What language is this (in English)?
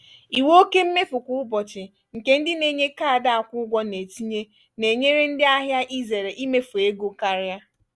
Igbo